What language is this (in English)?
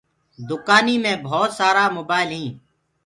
Gurgula